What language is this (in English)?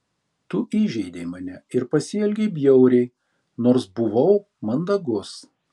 Lithuanian